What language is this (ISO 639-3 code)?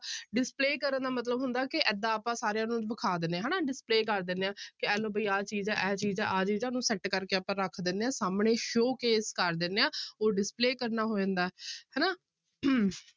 pan